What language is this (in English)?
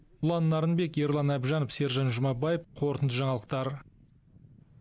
Kazakh